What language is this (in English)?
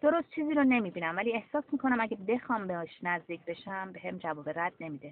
Persian